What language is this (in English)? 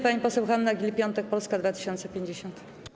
Polish